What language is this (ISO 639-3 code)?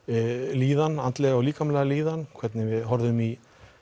isl